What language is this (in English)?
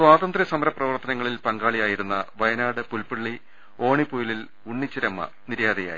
Malayalam